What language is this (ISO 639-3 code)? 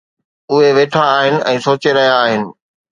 snd